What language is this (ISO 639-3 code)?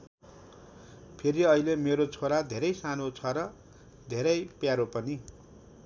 nep